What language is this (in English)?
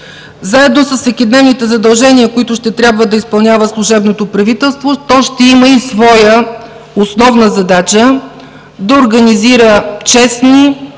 Bulgarian